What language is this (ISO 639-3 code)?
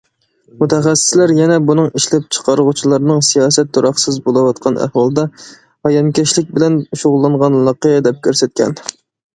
uig